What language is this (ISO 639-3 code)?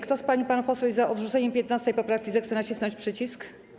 pol